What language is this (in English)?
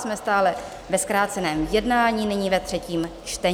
Czech